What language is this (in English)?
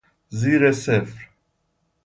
Persian